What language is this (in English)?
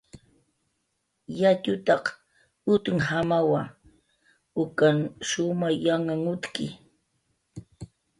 Jaqaru